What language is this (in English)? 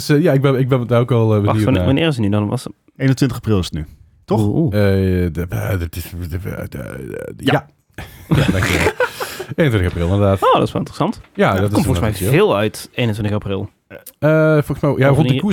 Dutch